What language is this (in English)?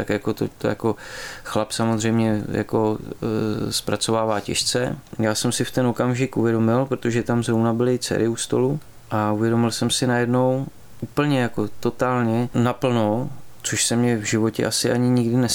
Czech